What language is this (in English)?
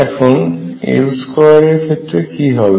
Bangla